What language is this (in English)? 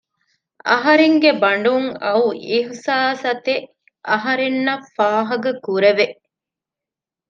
Divehi